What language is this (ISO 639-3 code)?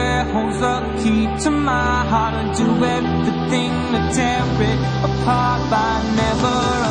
nld